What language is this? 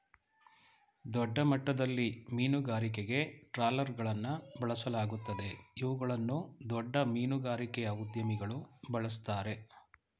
Kannada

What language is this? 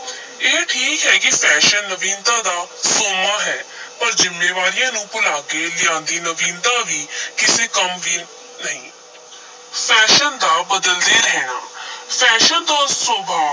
Punjabi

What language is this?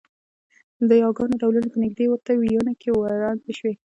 Pashto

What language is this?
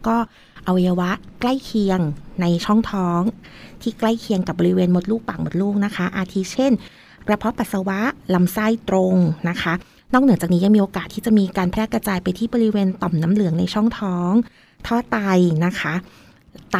Thai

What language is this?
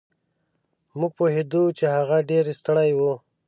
Pashto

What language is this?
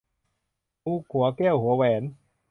Thai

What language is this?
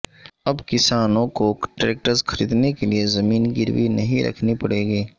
Urdu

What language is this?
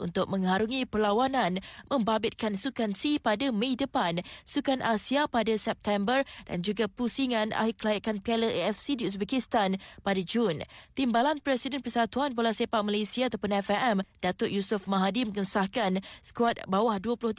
Malay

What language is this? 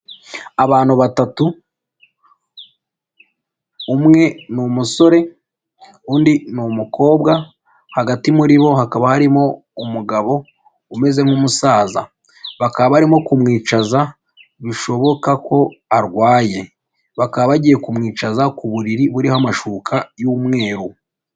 Kinyarwanda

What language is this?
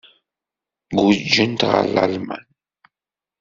Kabyle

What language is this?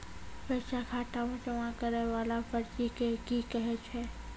Maithili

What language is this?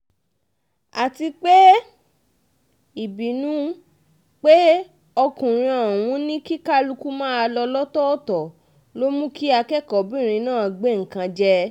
Yoruba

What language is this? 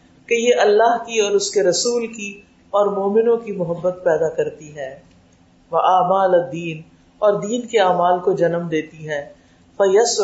Urdu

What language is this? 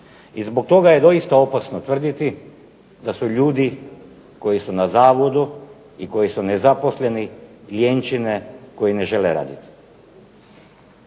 Croatian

